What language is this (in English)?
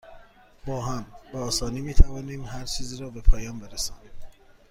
Persian